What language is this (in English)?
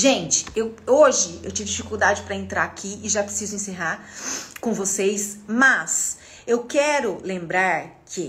Portuguese